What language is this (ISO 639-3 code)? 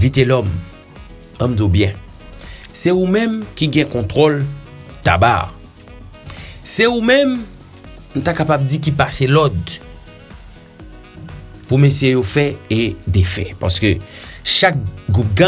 fra